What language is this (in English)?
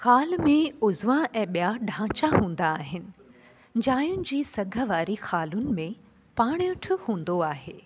Sindhi